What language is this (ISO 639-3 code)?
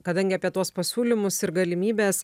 lit